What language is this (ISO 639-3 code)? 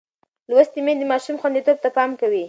pus